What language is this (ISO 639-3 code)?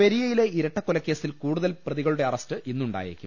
mal